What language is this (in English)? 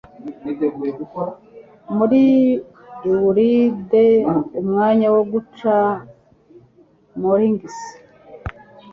Kinyarwanda